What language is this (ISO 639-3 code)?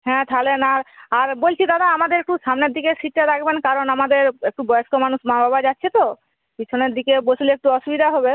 ben